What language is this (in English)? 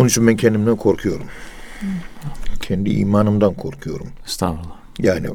Turkish